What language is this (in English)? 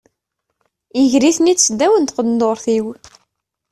Kabyle